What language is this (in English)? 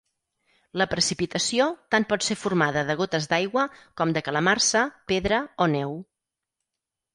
Catalan